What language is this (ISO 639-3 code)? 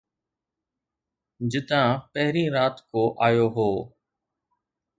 snd